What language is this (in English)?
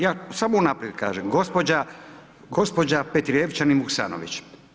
Croatian